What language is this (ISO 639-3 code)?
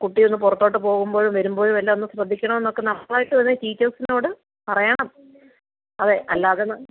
mal